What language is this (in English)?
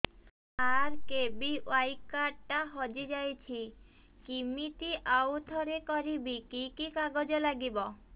Odia